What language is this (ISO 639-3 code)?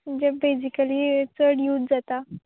kok